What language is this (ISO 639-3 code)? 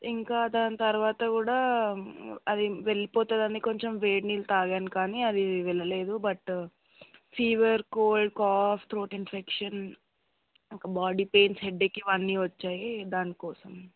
tel